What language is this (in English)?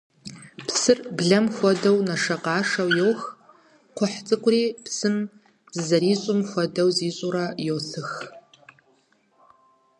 Kabardian